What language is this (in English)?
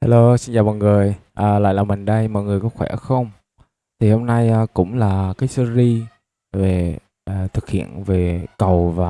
Vietnamese